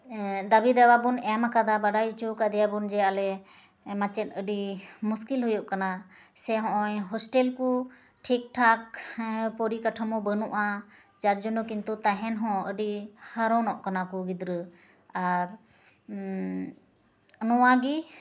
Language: Santali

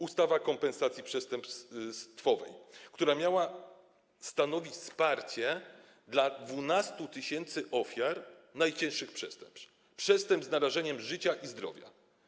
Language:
Polish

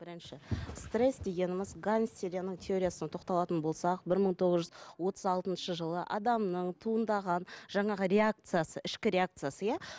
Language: Kazakh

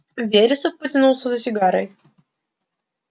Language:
Russian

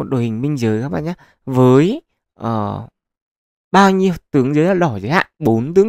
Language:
Vietnamese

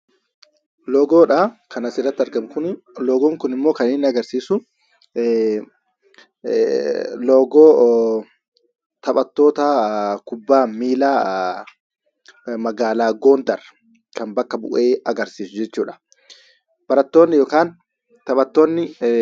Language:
Oromo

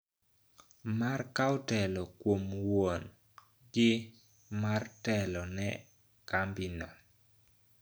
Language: Luo (Kenya and Tanzania)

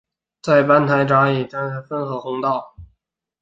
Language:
Chinese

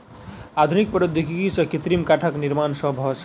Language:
Maithili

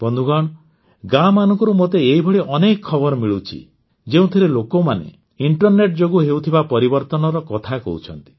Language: Odia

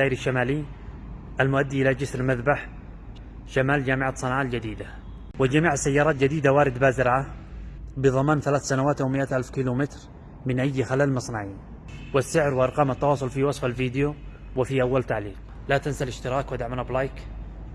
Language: Arabic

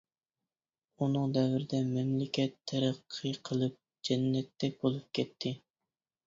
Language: Uyghur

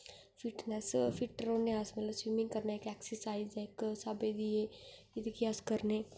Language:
Dogri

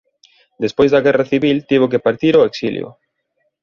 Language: Galician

